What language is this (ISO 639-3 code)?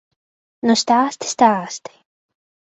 lav